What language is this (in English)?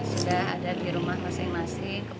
Indonesian